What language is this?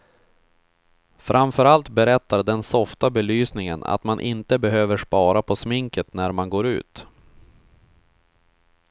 Swedish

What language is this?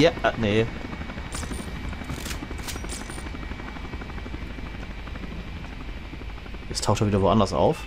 German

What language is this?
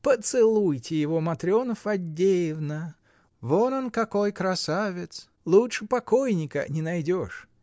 Russian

